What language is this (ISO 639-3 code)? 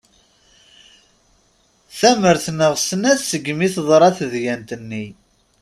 kab